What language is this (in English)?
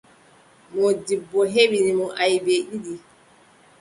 Adamawa Fulfulde